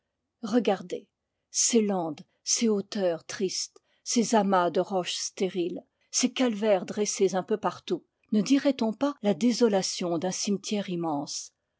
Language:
French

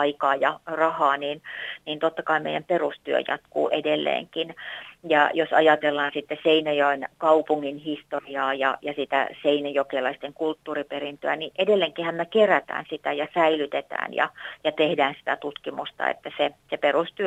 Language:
Finnish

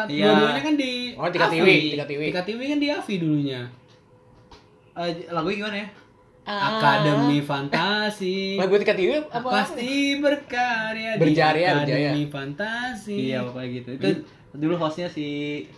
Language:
Indonesian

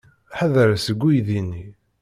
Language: Kabyle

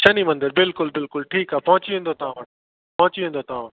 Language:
Sindhi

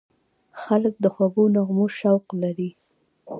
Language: Pashto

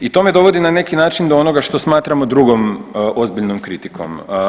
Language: Croatian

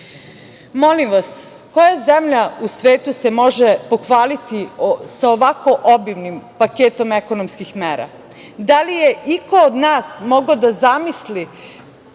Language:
Serbian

